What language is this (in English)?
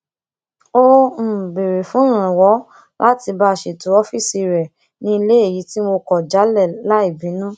Yoruba